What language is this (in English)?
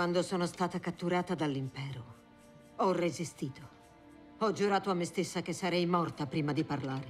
Italian